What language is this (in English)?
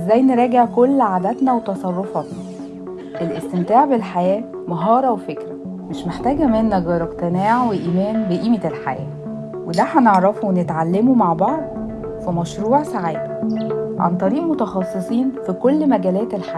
Arabic